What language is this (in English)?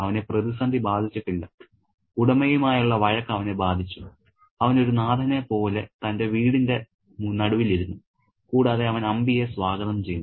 Malayalam